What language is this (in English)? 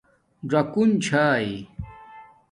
Domaaki